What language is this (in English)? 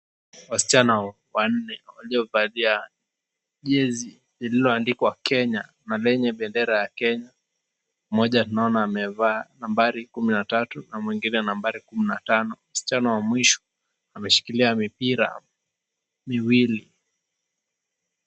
Swahili